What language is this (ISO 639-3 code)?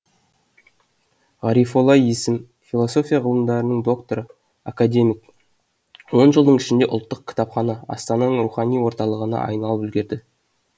kaz